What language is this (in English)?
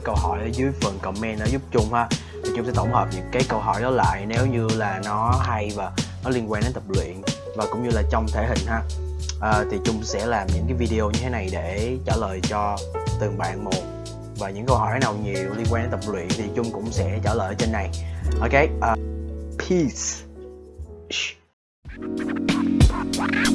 Vietnamese